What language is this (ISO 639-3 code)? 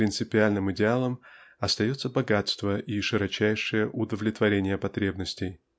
rus